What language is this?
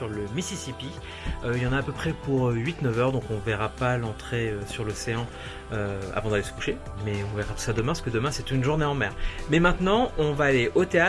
French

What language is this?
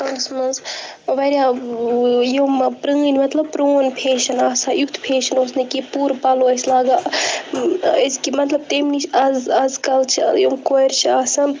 Kashmiri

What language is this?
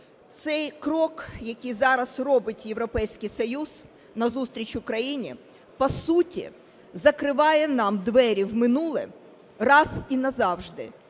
Ukrainian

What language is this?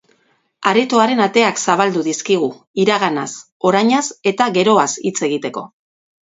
Basque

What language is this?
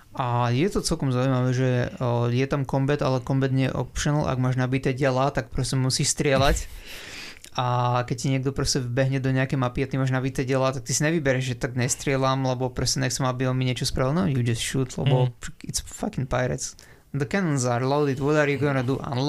Slovak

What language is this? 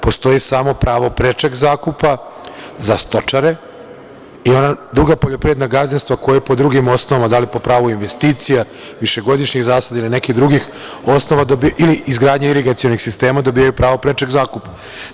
Serbian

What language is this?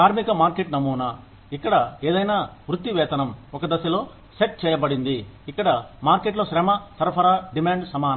Telugu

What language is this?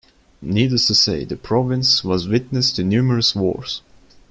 English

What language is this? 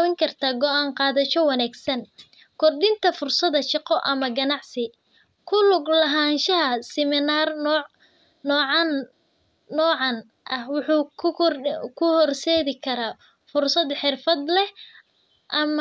Somali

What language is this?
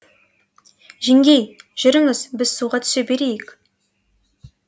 Kazakh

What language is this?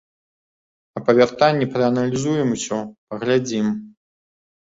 Belarusian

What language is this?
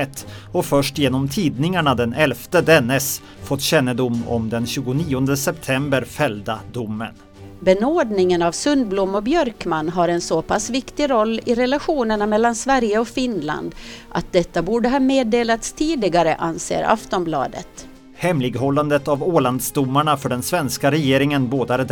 Swedish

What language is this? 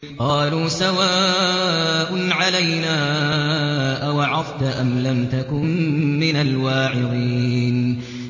Arabic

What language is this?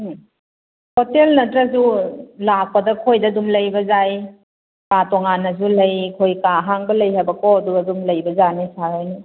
Manipuri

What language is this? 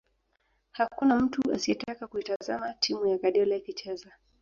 Swahili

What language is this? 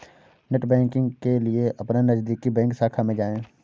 Hindi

